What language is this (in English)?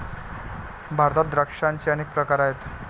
Marathi